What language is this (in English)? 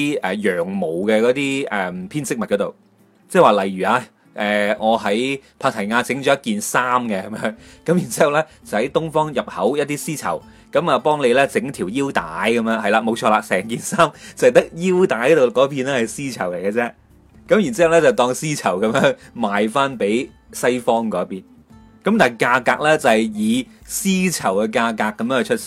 Chinese